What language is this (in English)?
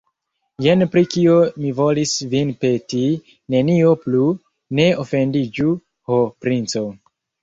Esperanto